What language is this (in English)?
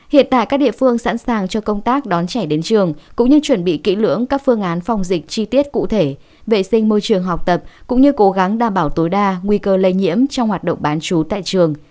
Vietnamese